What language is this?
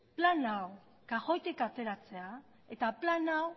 Basque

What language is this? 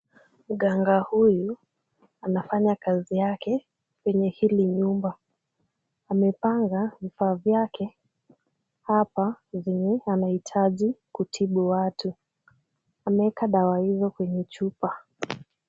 Swahili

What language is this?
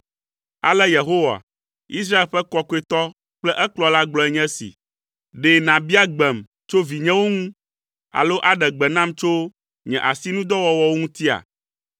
Ewe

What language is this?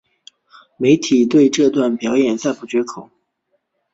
Chinese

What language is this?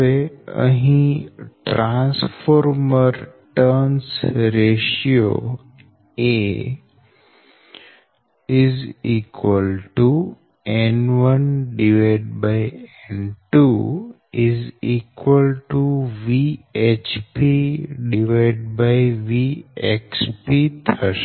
Gujarati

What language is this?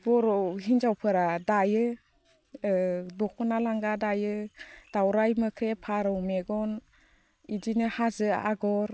Bodo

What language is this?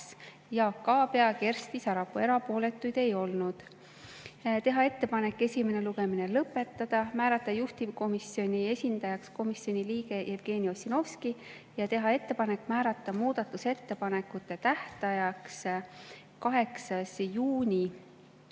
Estonian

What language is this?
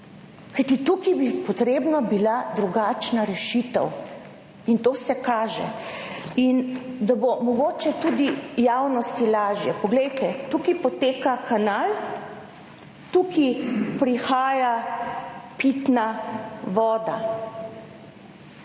Slovenian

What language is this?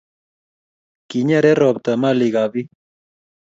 Kalenjin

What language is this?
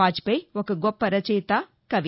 Telugu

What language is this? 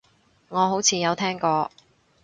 Cantonese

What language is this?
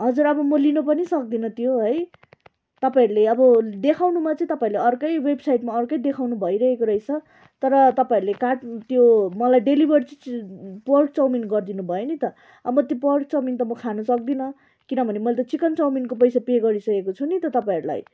Nepali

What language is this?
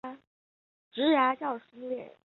Chinese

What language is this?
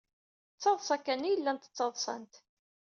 Kabyle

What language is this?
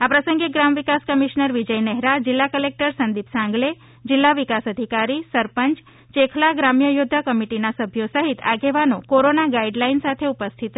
Gujarati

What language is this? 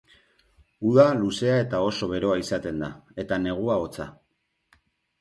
Basque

